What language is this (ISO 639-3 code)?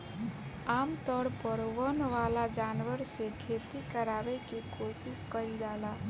bho